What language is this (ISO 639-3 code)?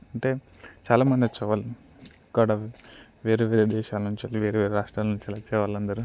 tel